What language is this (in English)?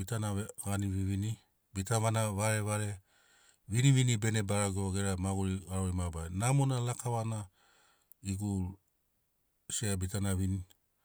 Sinaugoro